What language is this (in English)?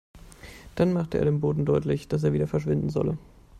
German